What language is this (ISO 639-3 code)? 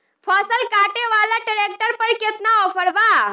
bho